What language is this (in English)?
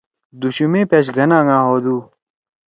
Torwali